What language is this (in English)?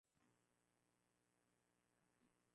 Swahili